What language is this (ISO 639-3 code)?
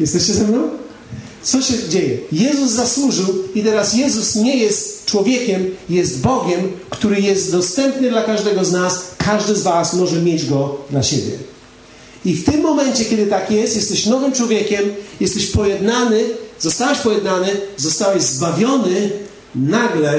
pol